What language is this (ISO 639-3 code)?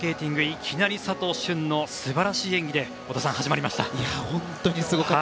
jpn